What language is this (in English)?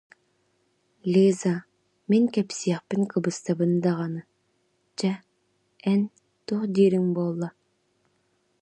Yakut